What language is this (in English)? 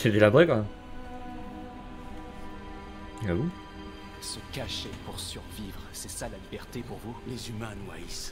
French